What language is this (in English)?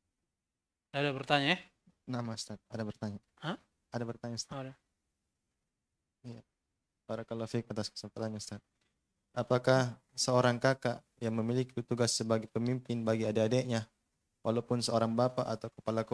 Indonesian